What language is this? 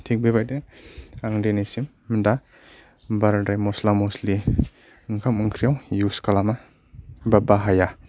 Bodo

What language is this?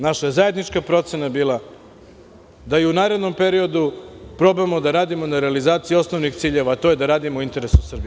Serbian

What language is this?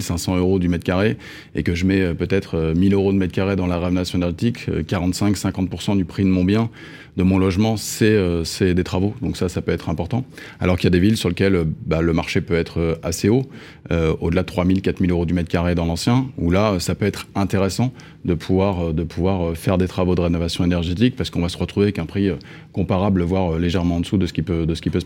French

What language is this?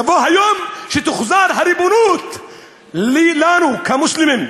Hebrew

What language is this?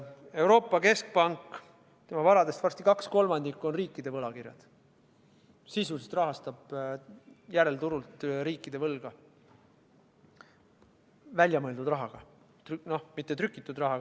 Estonian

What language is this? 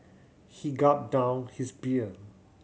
English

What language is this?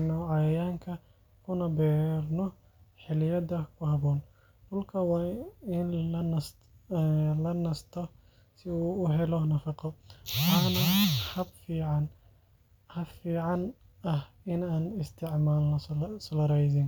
Somali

